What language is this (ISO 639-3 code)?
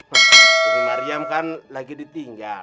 ind